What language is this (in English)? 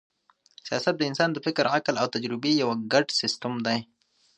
Pashto